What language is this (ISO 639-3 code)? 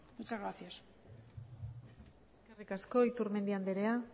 eus